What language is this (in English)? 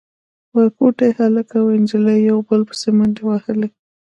Pashto